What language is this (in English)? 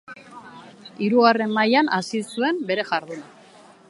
Basque